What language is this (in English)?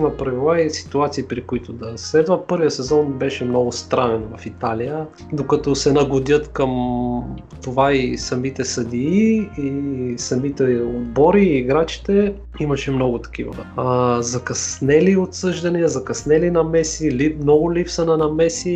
Bulgarian